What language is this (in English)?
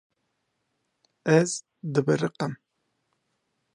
Kurdish